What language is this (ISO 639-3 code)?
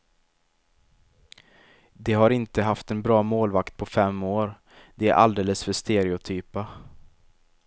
swe